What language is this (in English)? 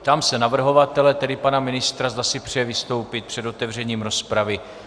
Czech